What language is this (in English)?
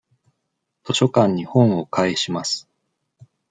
Japanese